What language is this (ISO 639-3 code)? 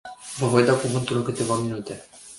ron